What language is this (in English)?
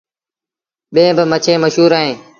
Sindhi Bhil